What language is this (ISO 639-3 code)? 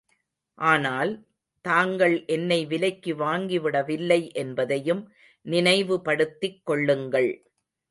tam